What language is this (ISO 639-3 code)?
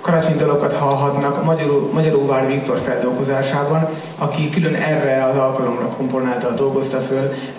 hun